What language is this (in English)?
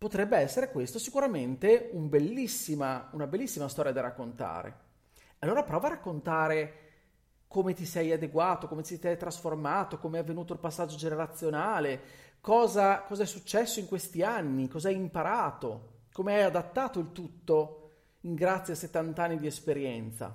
Italian